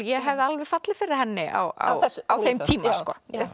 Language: Icelandic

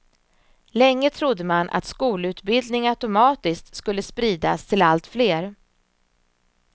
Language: Swedish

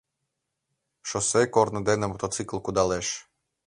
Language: Mari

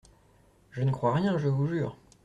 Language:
French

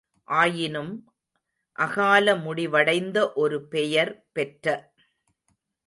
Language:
Tamil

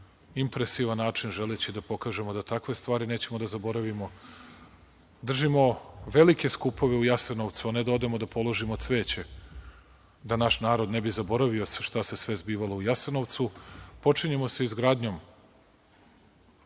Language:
Serbian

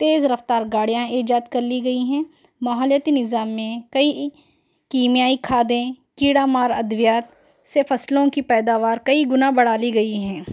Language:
Urdu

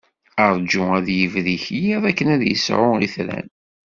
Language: Kabyle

